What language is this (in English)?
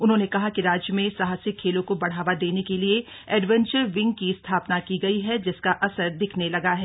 Hindi